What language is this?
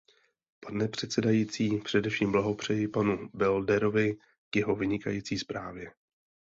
Czech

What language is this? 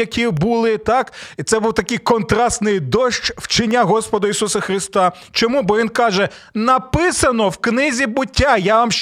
Ukrainian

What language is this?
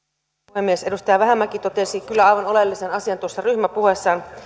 Finnish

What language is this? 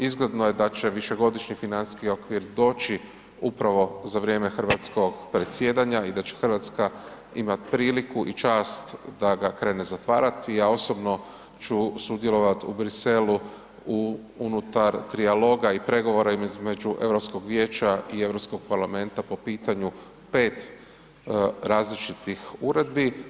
Croatian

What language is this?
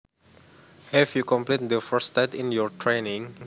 Javanese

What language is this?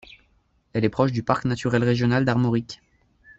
French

